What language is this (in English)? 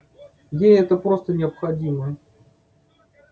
Russian